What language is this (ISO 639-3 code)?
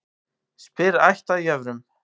isl